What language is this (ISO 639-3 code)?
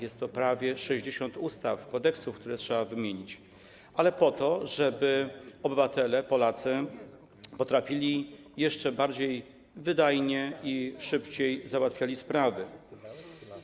pol